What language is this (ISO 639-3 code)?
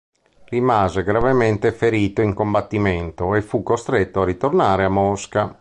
ita